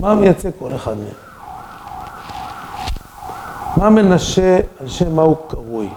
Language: Hebrew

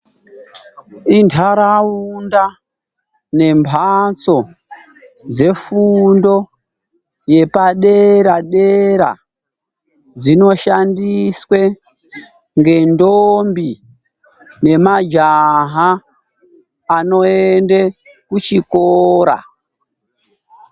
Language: Ndau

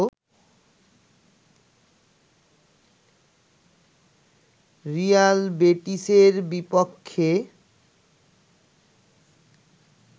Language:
Bangla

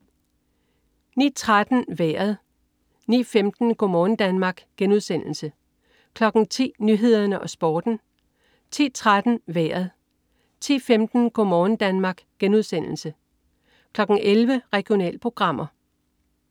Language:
Danish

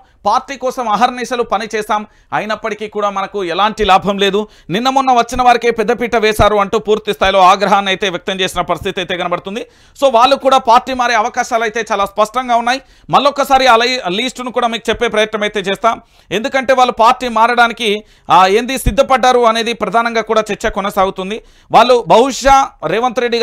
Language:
Telugu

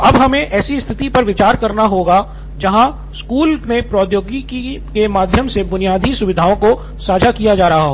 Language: Hindi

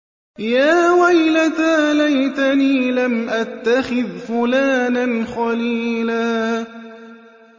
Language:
Arabic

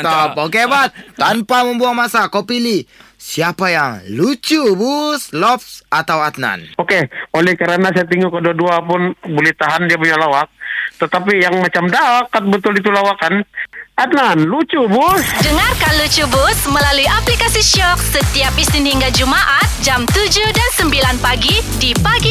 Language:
Malay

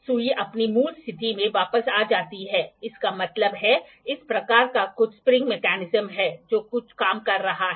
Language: Hindi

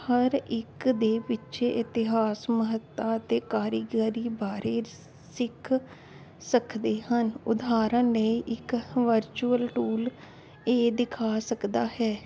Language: Punjabi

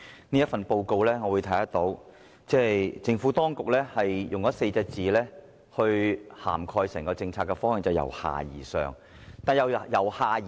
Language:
Cantonese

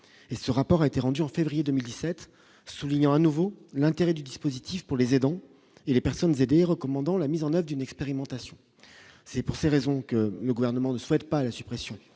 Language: French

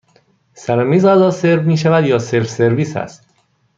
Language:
Persian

